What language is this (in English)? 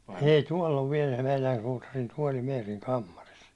Finnish